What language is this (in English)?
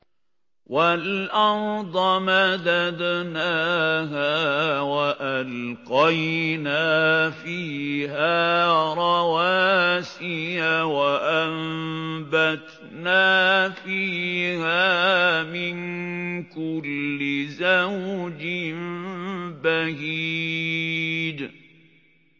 Arabic